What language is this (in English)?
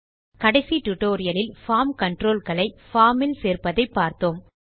Tamil